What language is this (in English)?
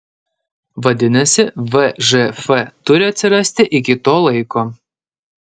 Lithuanian